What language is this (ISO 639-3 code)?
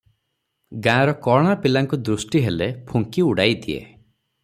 ori